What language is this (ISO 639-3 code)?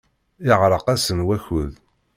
kab